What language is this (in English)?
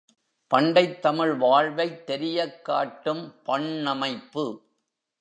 Tamil